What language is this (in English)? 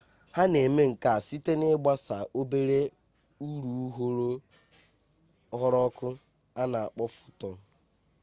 Igbo